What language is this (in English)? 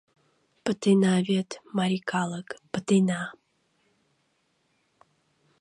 Mari